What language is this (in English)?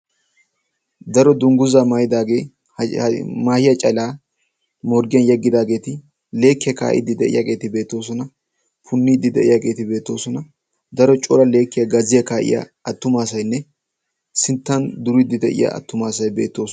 Wolaytta